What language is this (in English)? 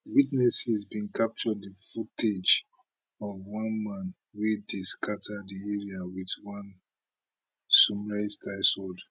Nigerian Pidgin